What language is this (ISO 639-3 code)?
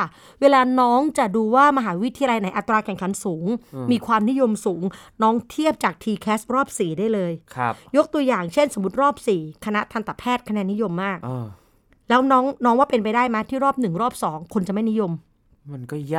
tha